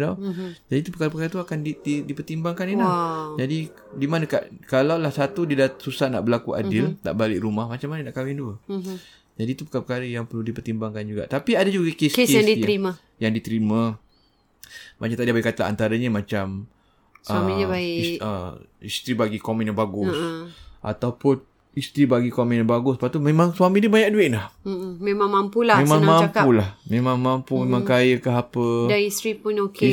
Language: Malay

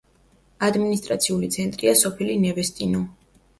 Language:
Georgian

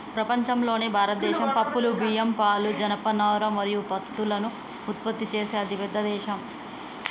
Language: Telugu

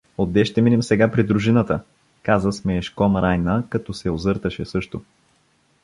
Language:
Bulgarian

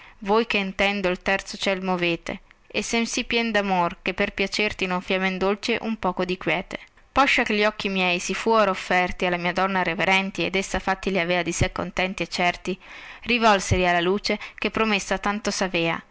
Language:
Italian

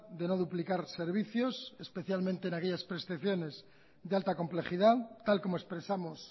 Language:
Spanish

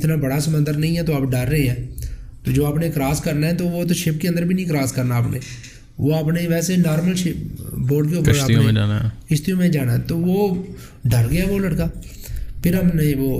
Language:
Urdu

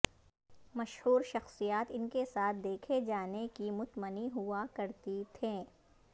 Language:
Urdu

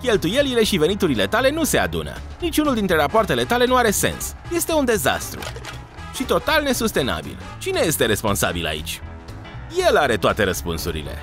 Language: Romanian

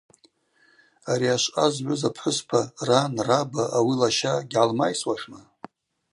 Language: Abaza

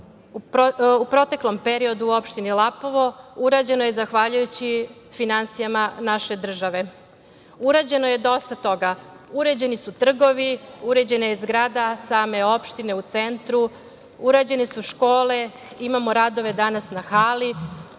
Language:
Serbian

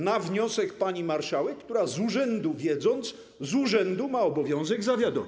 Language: Polish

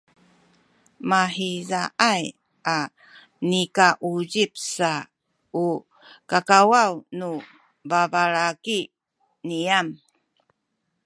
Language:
Sakizaya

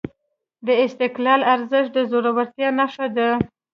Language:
Pashto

